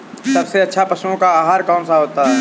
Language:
Hindi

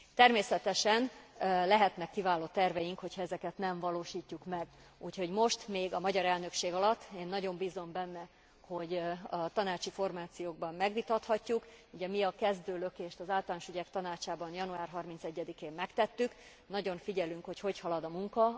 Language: Hungarian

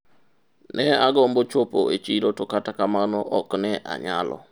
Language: Luo (Kenya and Tanzania)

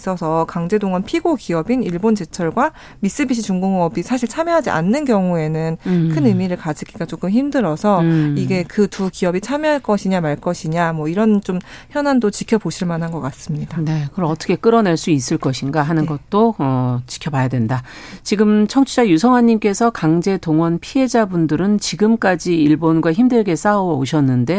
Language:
Korean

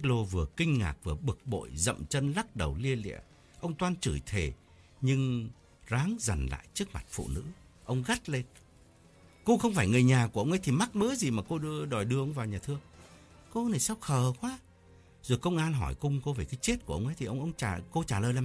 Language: Vietnamese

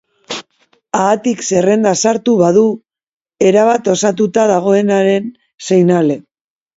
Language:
Basque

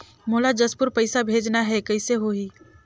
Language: Chhattisgarhi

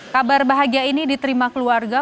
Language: Indonesian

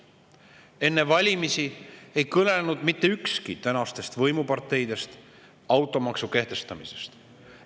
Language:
Estonian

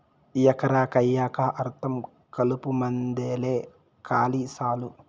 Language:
Telugu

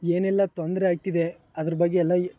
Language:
Kannada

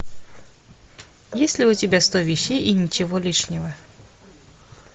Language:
Russian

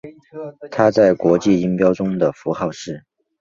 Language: Chinese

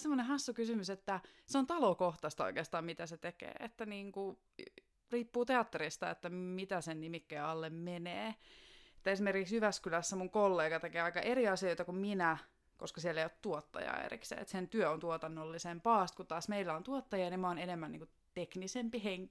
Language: Finnish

